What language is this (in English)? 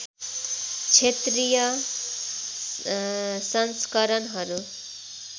Nepali